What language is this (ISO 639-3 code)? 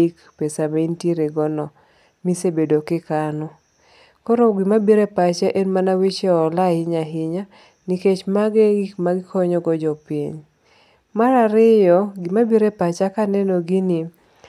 luo